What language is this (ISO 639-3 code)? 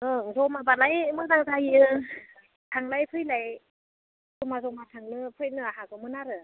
brx